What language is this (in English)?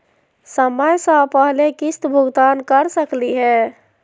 Magahi